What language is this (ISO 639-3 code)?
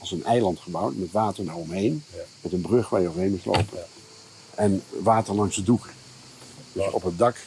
nld